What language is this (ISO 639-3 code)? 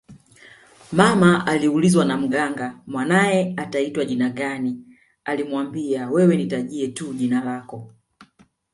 swa